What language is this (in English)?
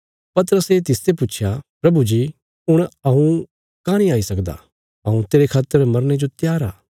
Bilaspuri